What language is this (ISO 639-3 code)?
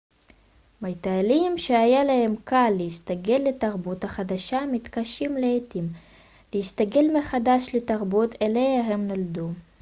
heb